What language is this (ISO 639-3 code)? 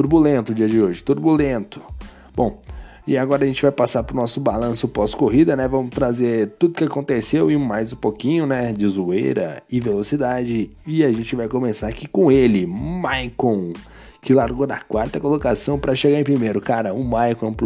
por